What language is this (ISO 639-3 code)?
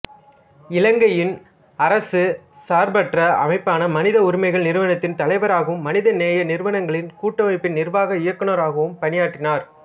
tam